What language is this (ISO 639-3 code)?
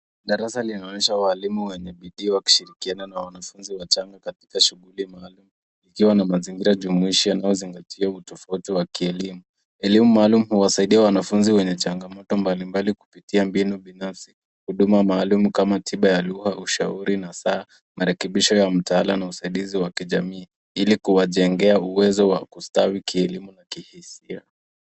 swa